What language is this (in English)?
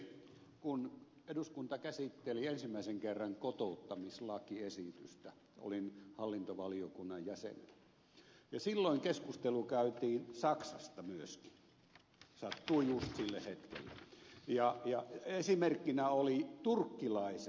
Finnish